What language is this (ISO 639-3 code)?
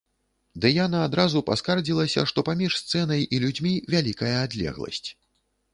bel